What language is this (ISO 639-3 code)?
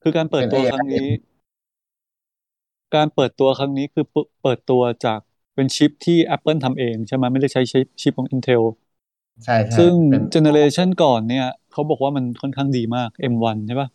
tha